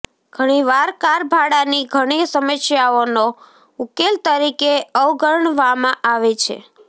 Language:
Gujarati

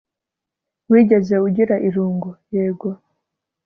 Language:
Kinyarwanda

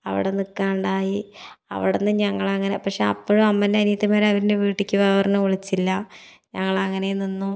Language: Malayalam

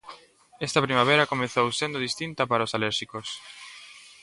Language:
Galician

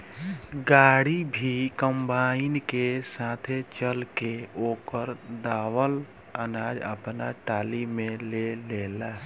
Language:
Bhojpuri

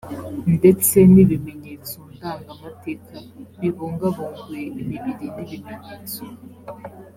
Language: Kinyarwanda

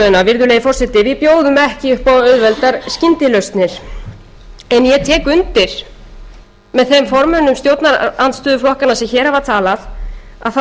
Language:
Icelandic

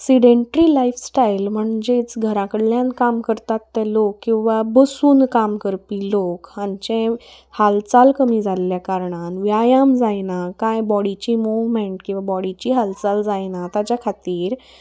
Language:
Konkani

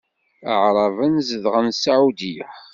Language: Kabyle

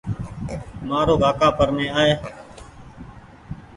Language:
Goaria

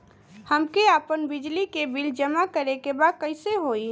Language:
Bhojpuri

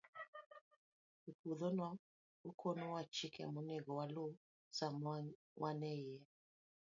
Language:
Luo (Kenya and Tanzania)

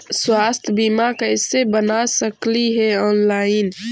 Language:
Magahi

